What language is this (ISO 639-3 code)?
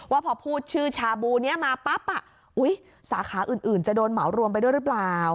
tha